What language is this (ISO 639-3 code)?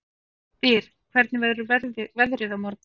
isl